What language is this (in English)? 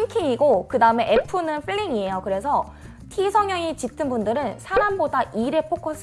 Korean